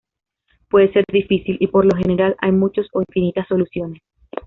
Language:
Spanish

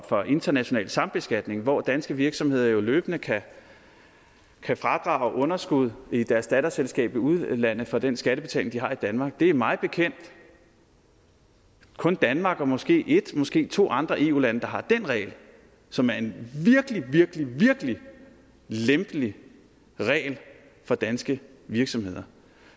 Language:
Danish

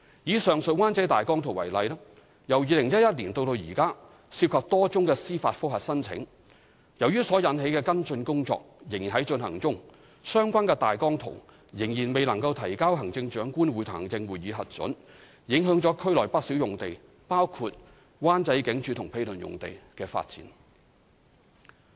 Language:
Cantonese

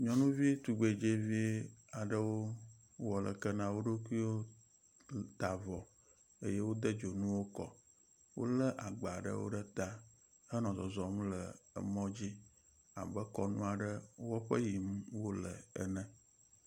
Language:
Ewe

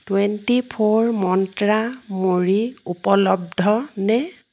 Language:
Assamese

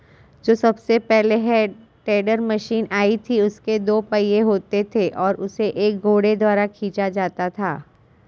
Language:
Hindi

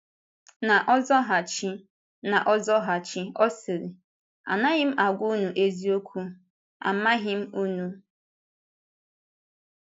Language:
Igbo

